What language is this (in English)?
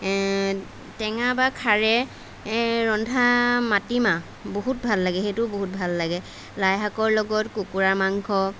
Assamese